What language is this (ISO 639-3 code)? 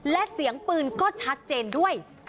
tha